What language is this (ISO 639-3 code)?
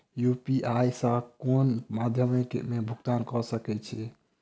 mai